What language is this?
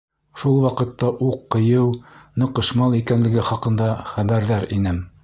Bashkir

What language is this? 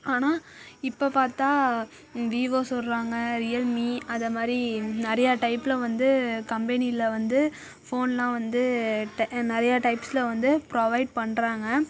Tamil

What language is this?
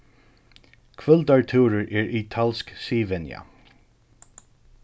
Faroese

